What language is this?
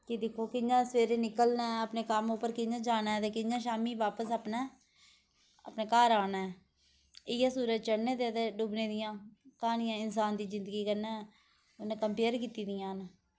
Dogri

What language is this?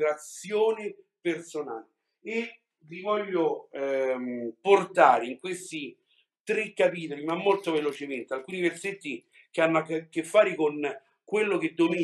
Italian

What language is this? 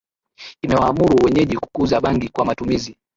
Swahili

